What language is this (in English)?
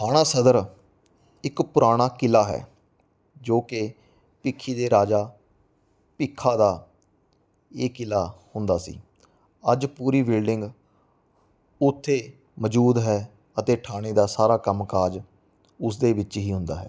Punjabi